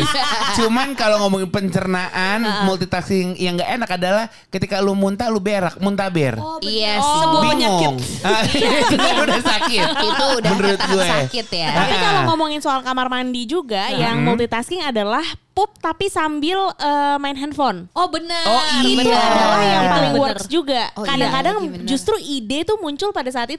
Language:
Indonesian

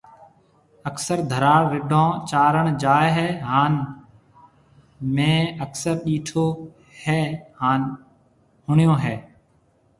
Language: Marwari (Pakistan)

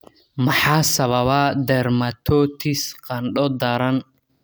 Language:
Somali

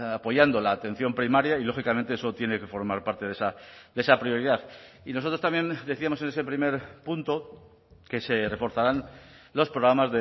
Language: Spanish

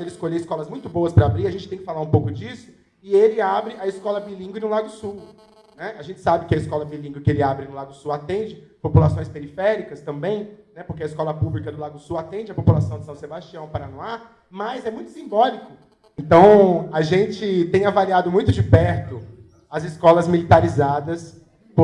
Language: Portuguese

